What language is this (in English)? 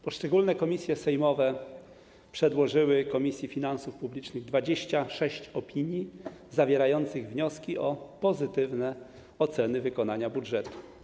Polish